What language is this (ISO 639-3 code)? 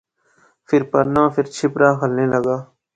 phr